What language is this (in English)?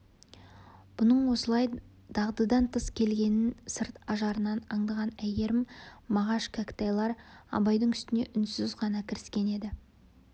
Kazakh